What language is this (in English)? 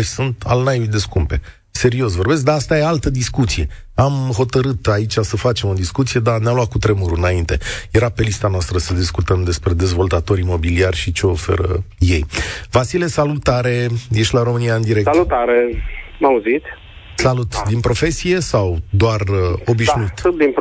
Romanian